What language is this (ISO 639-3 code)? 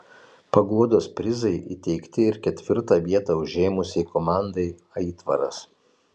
lit